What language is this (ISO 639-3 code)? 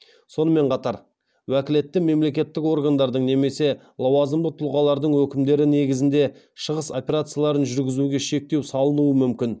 kaz